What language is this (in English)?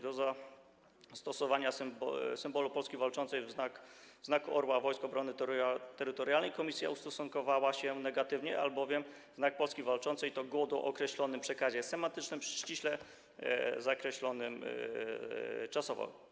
Polish